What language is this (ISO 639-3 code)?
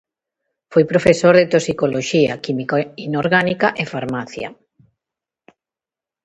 glg